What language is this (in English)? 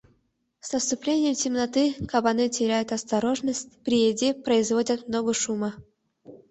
Mari